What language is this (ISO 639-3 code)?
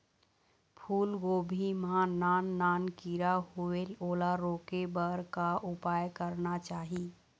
hne